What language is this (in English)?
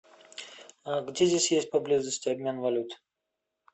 Russian